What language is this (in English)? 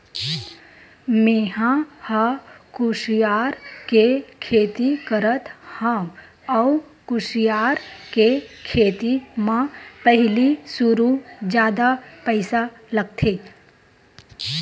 Chhattisgarhi